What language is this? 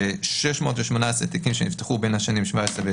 Hebrew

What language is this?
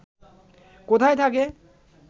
Bangla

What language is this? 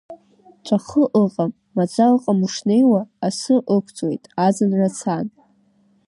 Abkhazian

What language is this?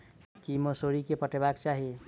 Maithili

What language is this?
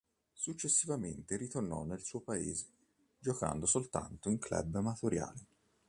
Italian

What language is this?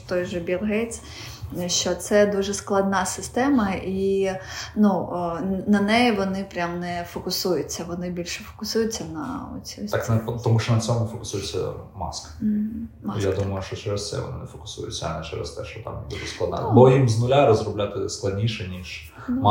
Ukrainian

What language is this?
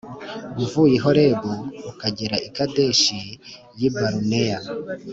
Kinyarwanda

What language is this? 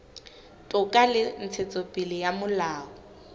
Southern Sotho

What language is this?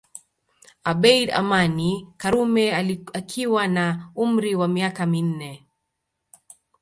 Swahili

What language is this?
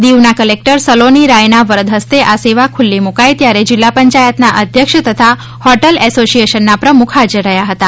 Gujarati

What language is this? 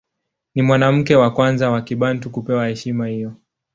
Swahili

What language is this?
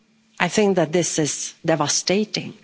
English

